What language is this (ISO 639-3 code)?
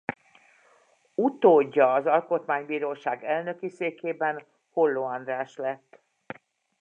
hun